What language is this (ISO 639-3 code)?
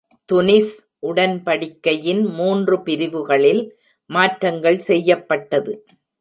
tam